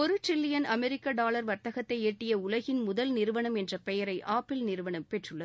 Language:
Tamil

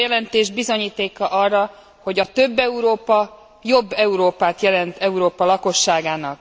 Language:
Hungarian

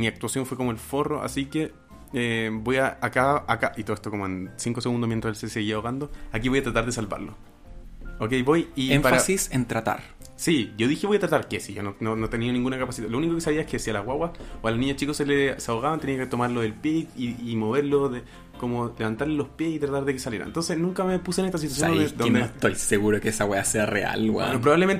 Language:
Spanish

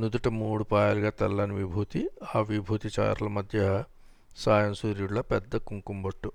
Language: Telugu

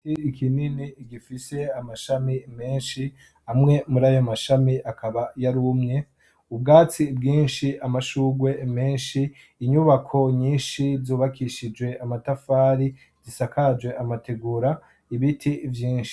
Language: Rundi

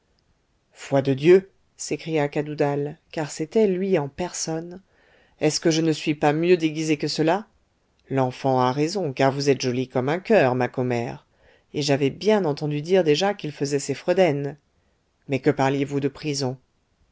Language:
French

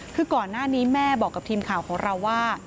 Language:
Thai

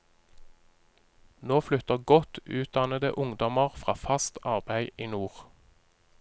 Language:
Norwegian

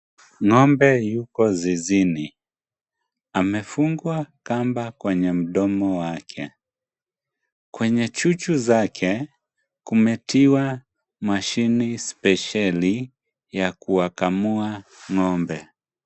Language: Swahili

